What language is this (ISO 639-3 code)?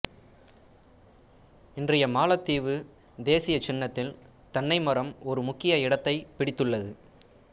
tam